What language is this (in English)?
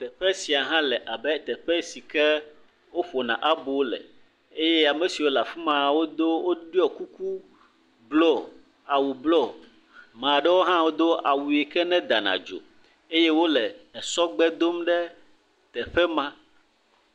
Ewe